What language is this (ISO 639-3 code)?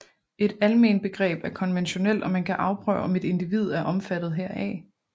dan